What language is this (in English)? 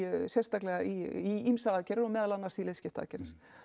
Icelandic